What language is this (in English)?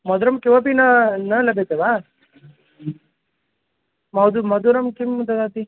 Sanskrit